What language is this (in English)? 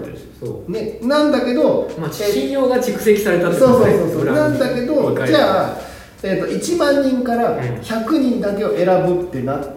Japanese